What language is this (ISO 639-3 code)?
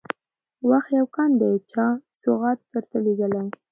pus